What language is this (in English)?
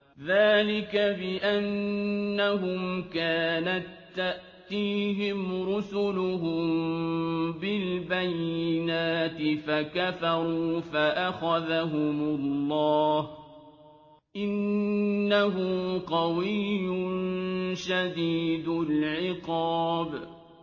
Arabic